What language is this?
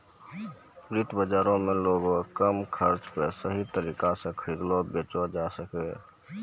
Maithili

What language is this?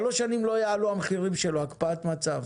Hebrew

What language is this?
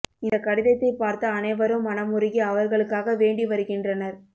Tamil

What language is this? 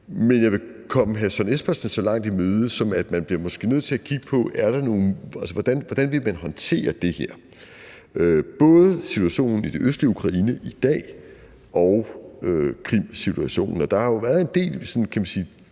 Danish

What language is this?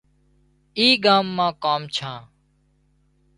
Wadiyara Koli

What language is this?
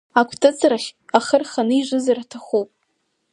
Abkhazian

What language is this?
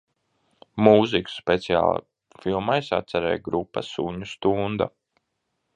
Latvian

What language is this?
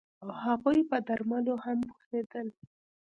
Pashto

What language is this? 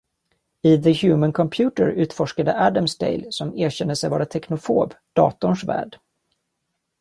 Swedish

